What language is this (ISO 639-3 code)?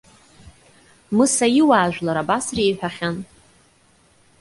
abk